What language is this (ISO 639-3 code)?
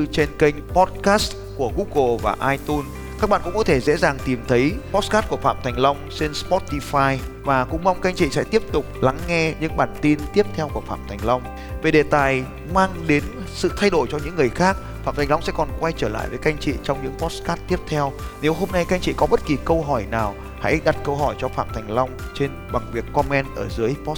vie